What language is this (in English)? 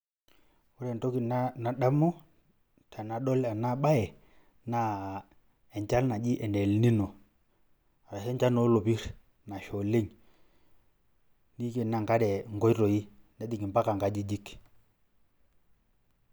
Masai